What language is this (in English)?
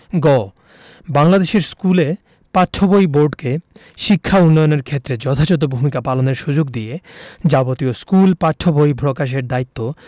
Bangla